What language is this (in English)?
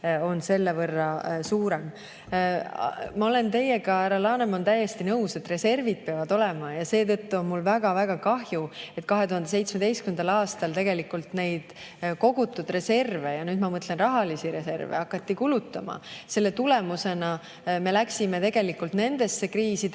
Estonian